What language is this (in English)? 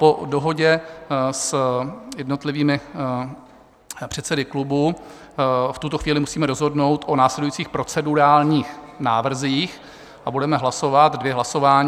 Czech